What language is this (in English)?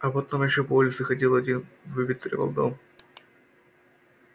Russian